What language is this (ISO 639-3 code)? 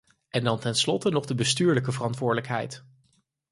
nld